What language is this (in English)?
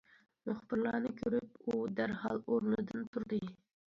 Uyghur